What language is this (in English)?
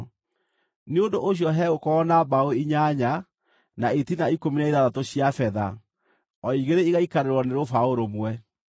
Kikuyu